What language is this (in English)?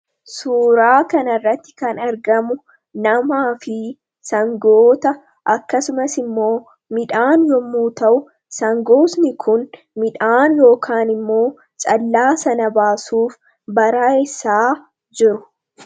Oromo